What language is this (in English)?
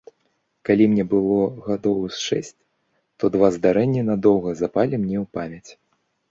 Belarusian